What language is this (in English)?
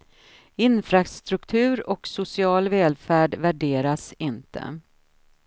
Swedish